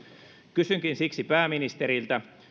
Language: Finnish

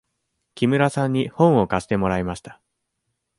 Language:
Japanese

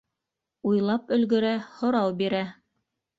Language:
Bashkir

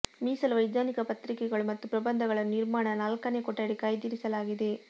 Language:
Kannada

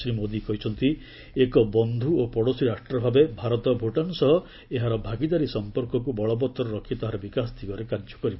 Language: Odia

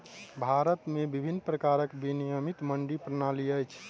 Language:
Maithili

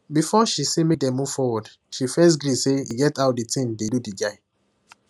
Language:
Nigerian Pidgin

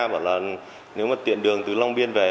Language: Vietnamese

